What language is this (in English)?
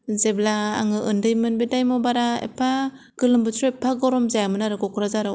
Bodo